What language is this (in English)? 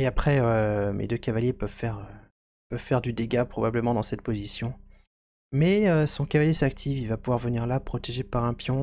French